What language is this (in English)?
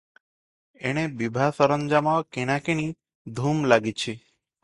Odia